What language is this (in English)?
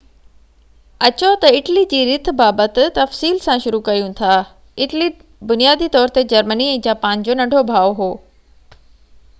Sindhi